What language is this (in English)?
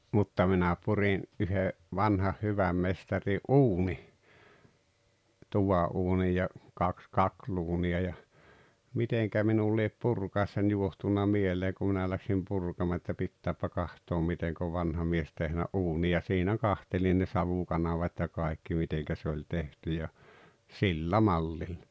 Finnish